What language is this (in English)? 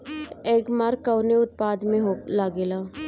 Bhojpuri